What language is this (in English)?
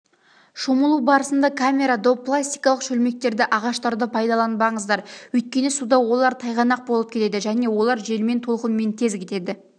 Kazakh